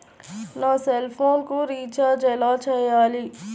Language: Telugu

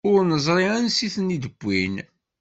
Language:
Kabyle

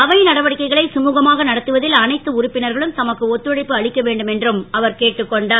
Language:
Tamil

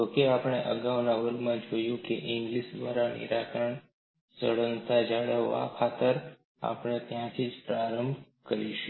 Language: Gujarati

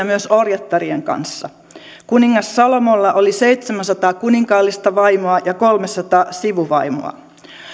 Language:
Finnish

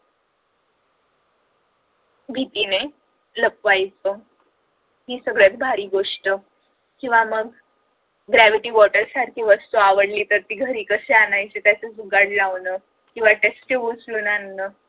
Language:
Marathi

